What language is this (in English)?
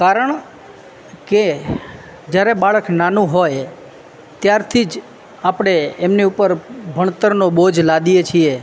Gujarati